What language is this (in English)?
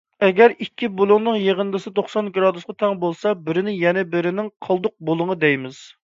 Uyghur